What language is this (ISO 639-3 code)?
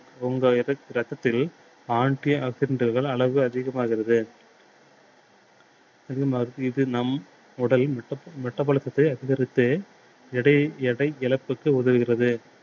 tam